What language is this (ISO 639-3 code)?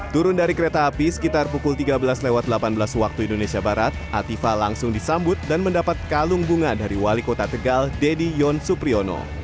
ind